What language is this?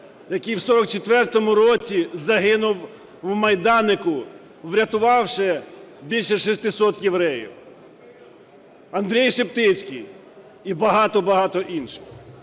Ukrainian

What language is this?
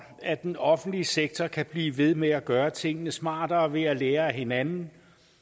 Danish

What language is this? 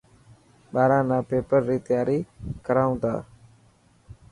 Dhatki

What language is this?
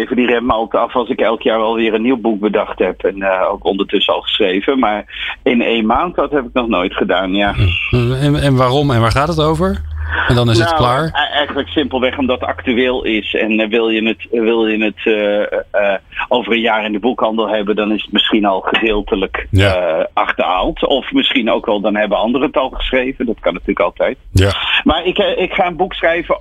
Dutch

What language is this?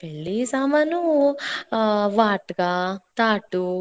Kannada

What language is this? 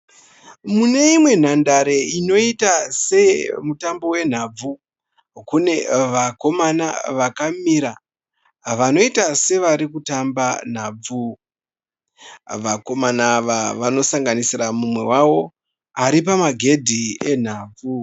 Shona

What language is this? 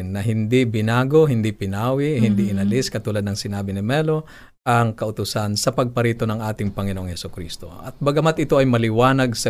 Filipino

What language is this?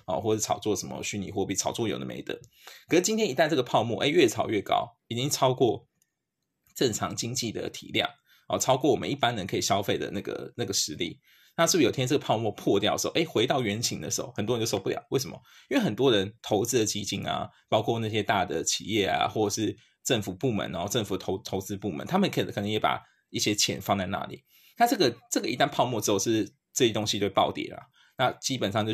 Chinese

